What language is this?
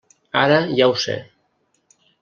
Catalan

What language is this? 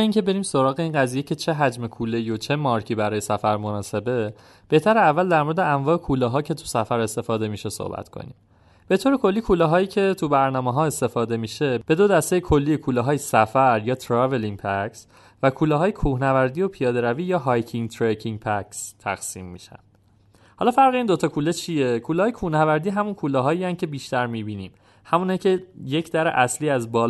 Persian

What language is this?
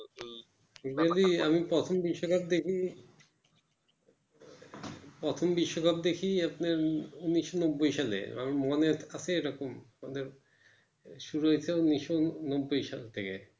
Bangla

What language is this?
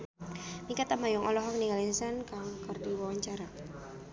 Sundanese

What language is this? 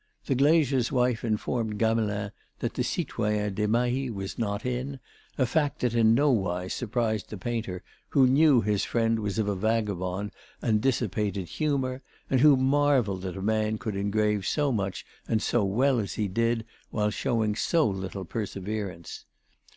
English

